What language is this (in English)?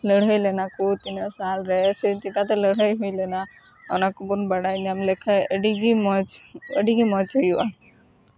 Santali